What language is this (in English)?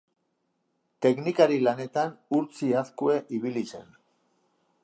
Basque